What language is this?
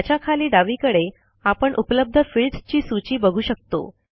Marathi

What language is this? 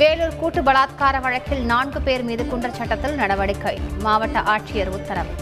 Tamil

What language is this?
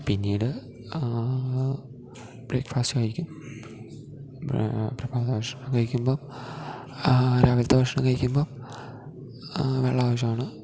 Malayalam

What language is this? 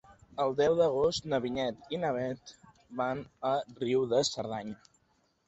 Catalan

